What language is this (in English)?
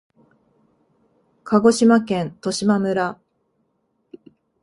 Japanese